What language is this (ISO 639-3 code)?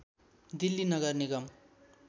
nep